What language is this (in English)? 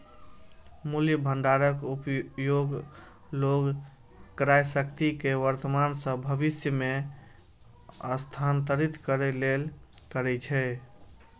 Maithili